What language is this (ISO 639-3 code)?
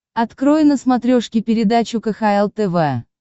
rus